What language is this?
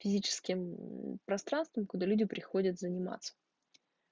Russian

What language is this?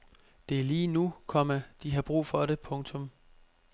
Danish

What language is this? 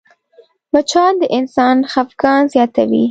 Pashto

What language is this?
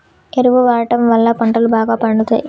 Telugu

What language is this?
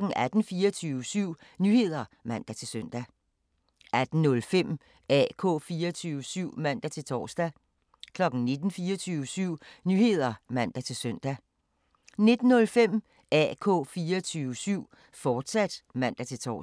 Danish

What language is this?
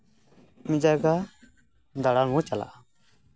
Santali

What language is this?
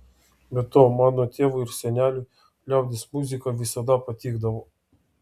Lithuanian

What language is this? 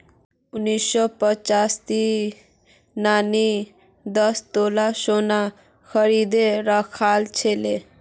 Magahi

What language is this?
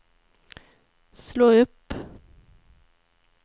Swedish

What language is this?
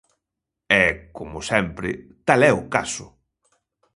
Galician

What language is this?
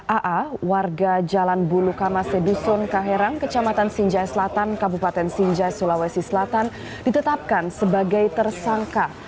Indonesian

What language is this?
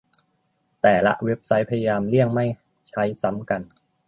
Thai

